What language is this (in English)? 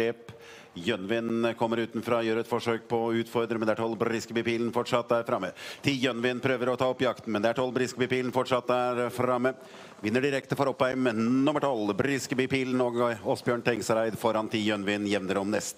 Norwegian